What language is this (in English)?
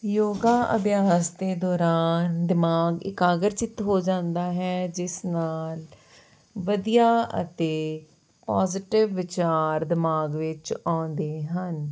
Punjabi